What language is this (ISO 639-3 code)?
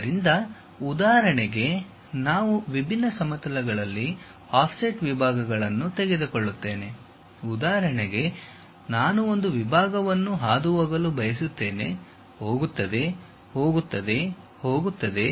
kan